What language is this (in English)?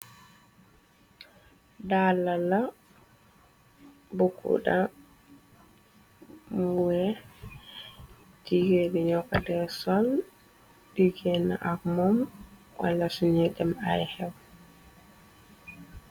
Wolof